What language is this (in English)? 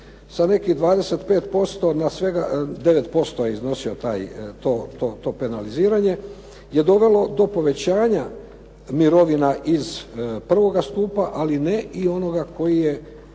Croatian